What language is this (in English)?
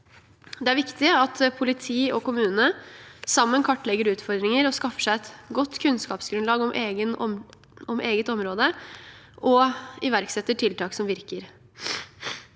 Norwegian